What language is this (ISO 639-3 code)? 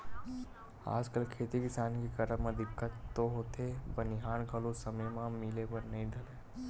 hne